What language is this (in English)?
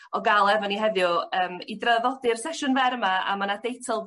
Welsh